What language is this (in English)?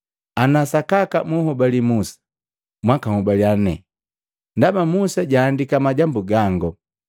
Matengo